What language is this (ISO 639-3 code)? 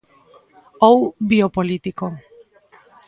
glg